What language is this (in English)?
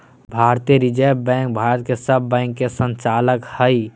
Magahi